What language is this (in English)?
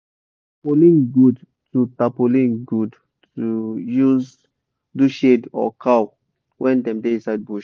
Nigerian Pidgin